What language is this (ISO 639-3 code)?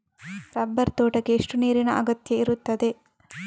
kan